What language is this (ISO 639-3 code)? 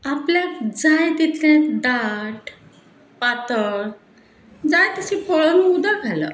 kok